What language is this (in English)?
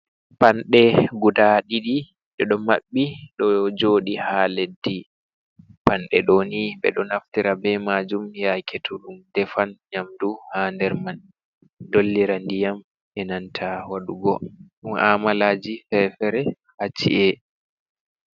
Fula